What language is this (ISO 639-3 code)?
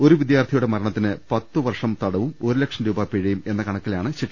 mal